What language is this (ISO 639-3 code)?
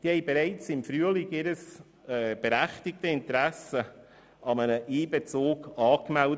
gsw